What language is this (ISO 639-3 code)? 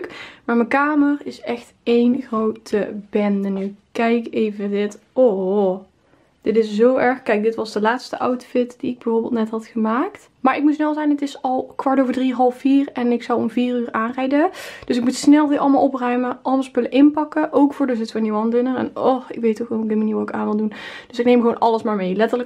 nld